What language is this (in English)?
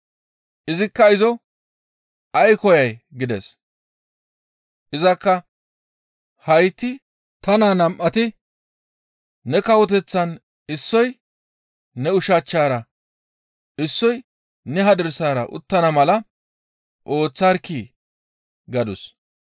Gamo